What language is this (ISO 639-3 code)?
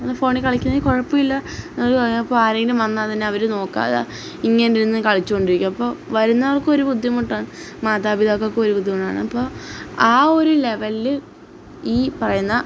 mal